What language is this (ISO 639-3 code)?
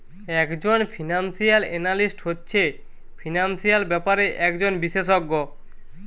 ben